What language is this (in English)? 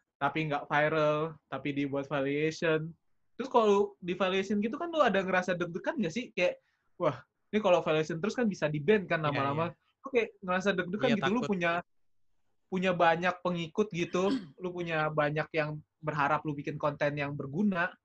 Indonesian